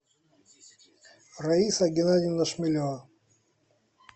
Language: Russian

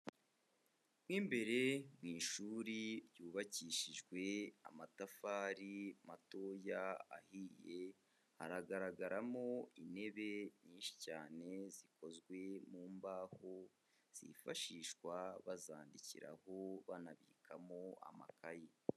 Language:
Kinyarwanda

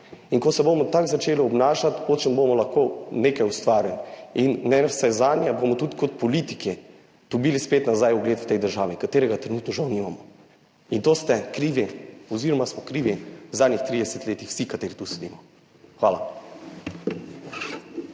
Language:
Slovenian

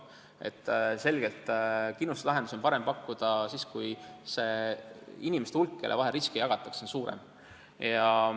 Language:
Estonian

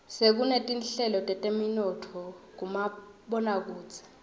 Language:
Swati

